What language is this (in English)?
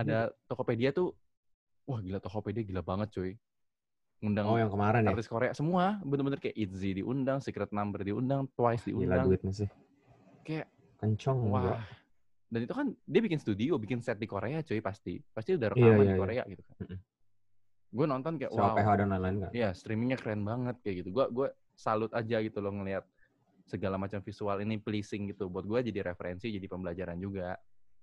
Indonesian